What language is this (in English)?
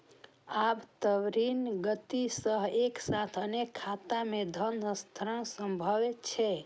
Maithili